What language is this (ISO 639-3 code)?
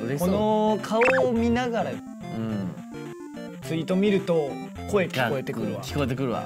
jpn